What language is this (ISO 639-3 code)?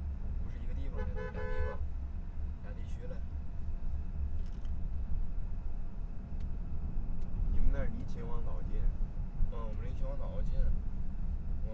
zho